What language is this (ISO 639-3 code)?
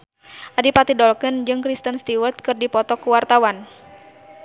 sun